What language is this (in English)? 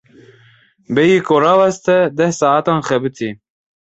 Kurdish